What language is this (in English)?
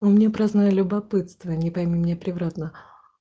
Russian